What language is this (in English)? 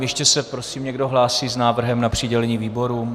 Czech